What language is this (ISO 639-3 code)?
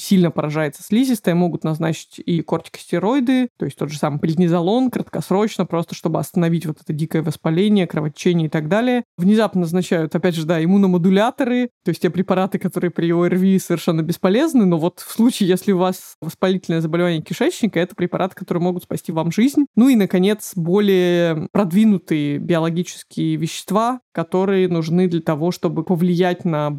rus